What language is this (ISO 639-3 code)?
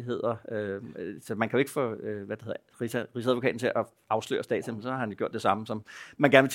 dan